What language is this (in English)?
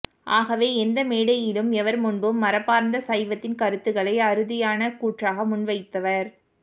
Tamil